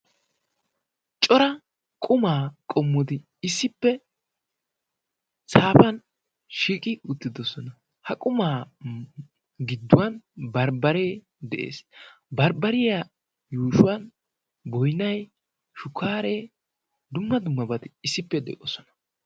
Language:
Wolaytta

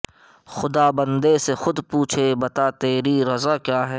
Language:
Urdu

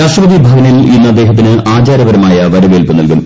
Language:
Malayalam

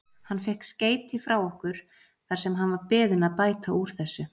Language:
Icelandic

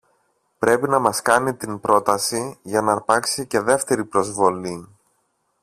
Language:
Greek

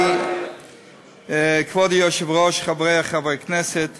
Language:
Hebrew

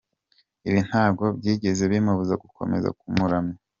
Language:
Kinyarwanda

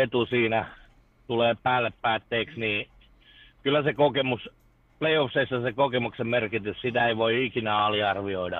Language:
Finnish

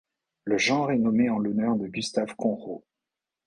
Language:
French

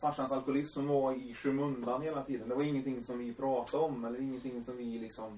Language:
Swedish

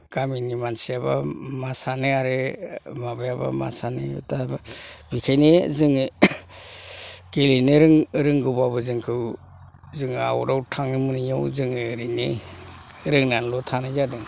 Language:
Bodo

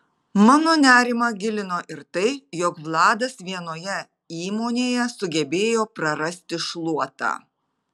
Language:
Lithuanian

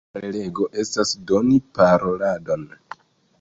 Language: Esperanto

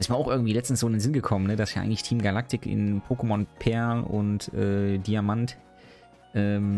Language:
German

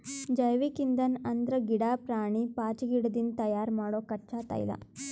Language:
Kannada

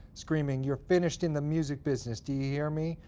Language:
English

